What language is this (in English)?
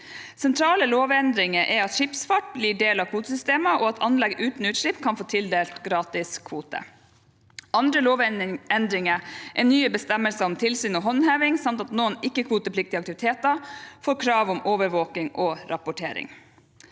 Norwegian